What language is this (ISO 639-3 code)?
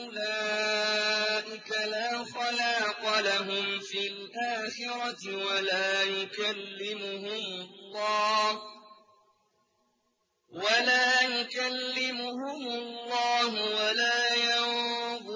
ara